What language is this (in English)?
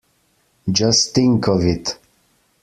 English